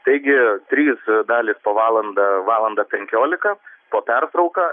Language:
Lithuanian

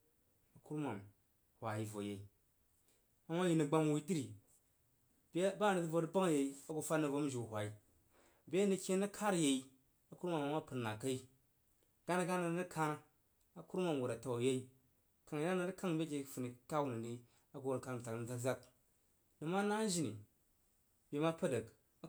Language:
Jiba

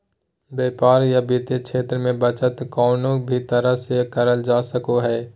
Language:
Magahi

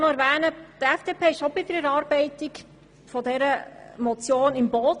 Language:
Swiss German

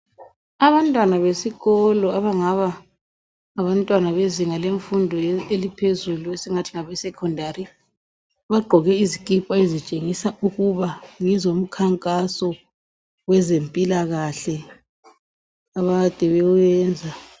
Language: North Ndebele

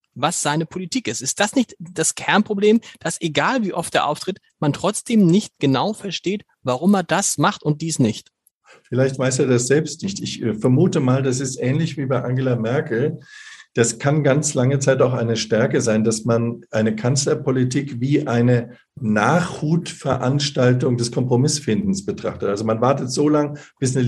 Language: German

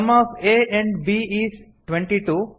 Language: Kannada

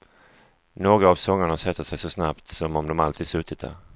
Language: Swedish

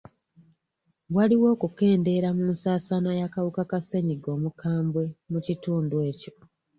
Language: Ganda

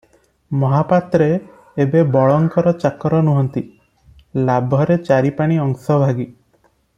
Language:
Odia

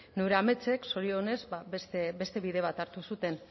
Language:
Basque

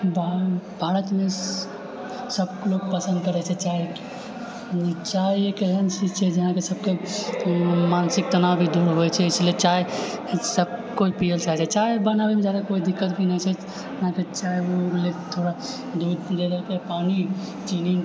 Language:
Maithili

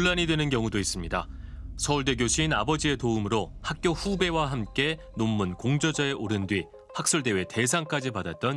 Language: Korean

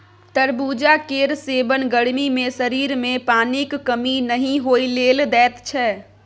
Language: Maithili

